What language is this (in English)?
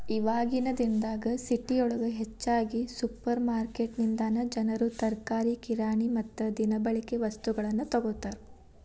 Kannada